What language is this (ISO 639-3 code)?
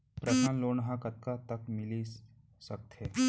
hne